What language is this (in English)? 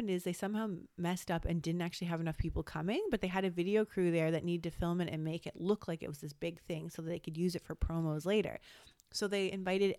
English